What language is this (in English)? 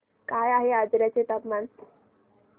Marathi